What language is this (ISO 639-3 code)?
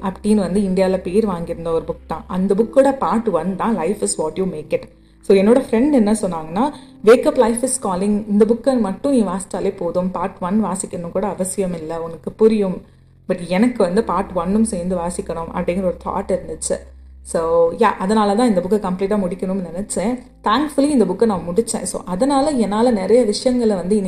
tam